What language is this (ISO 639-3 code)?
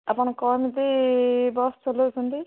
ori